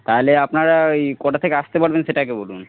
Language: Bangla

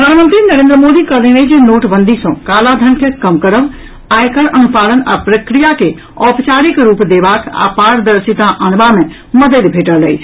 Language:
Maithili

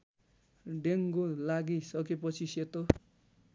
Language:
Nepali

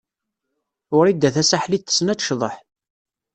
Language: Kabyle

